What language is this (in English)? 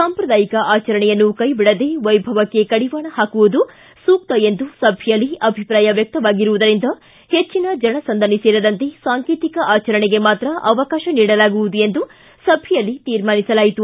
Kannada